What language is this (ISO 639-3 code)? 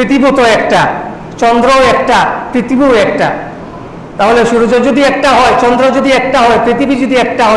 ind